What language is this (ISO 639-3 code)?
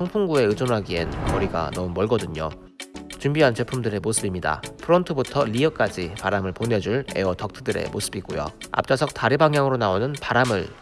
kor